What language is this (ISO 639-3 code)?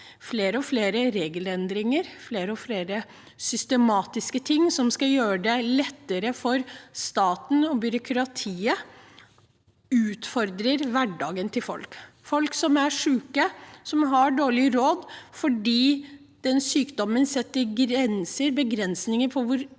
nor